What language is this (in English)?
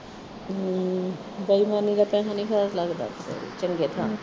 Punjabi